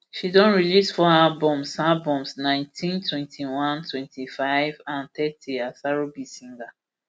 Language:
Nigerian Pidgin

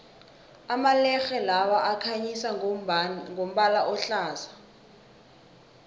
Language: South Ndebele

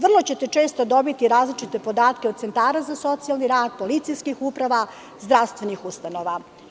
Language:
Serbian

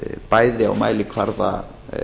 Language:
Icelandic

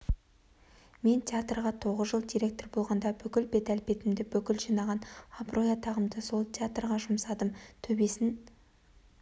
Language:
Kazakh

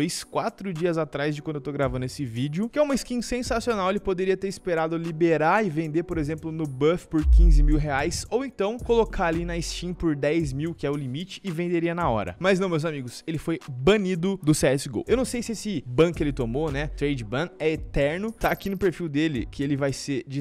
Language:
Portuguese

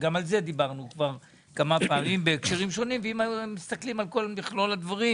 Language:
Hebrew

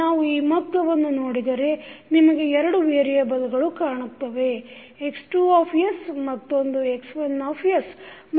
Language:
Kannada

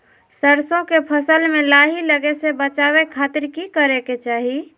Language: Magahi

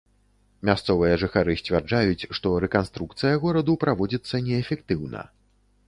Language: Belarusian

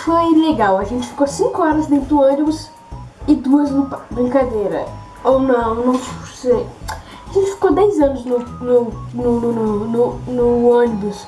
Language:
Portuguese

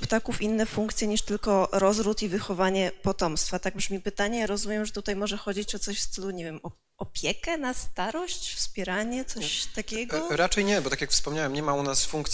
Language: Polish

